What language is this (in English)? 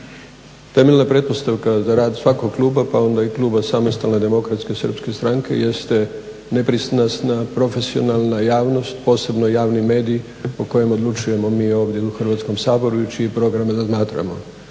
Croatian